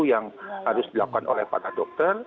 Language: Indonesian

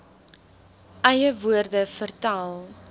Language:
Afrikaans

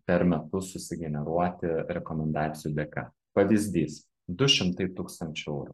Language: Lithuanian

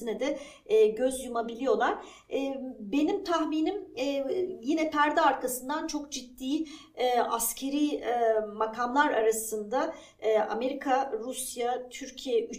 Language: Turkish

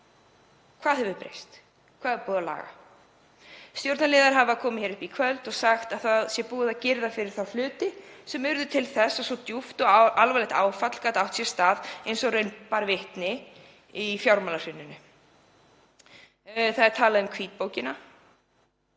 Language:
Icelandic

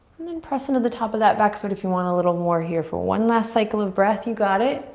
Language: English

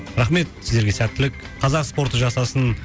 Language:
Kazakh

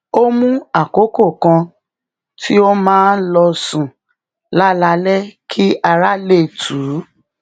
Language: Yoruba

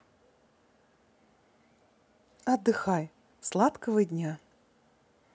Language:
Russian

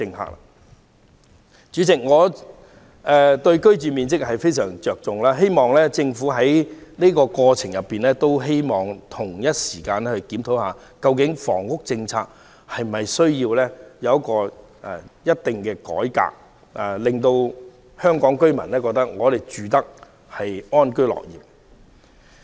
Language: Cantonese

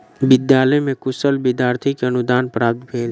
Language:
Maithili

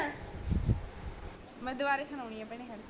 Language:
Punjabi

